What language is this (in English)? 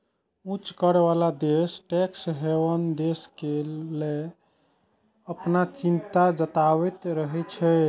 Maithili